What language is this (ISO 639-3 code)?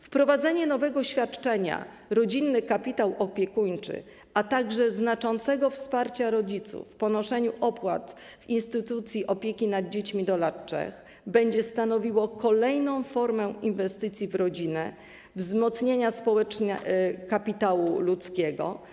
pol